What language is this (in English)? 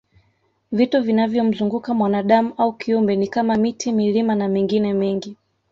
Swahili